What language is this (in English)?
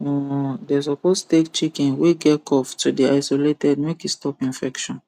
Nigerian Pidgin